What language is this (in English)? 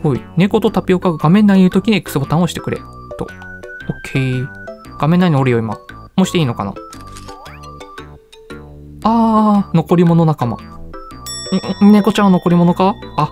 Japanese